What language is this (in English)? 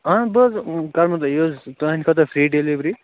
Kashmiri